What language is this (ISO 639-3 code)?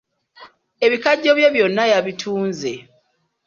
lug